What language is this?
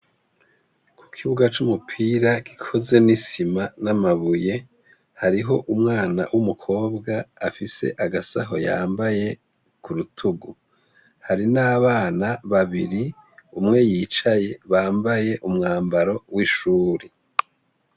Rundi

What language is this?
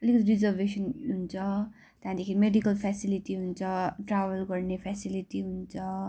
Nepali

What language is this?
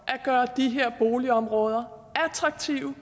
Danish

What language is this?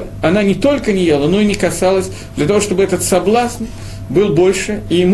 Russian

